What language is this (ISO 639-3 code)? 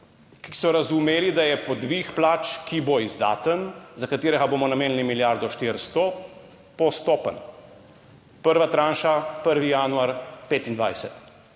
slv